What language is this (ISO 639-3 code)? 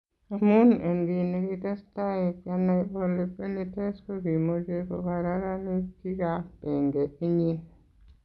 kln